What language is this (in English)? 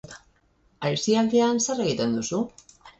Basque